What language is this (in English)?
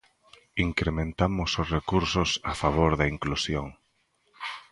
Galician